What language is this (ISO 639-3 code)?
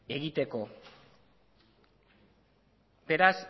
eus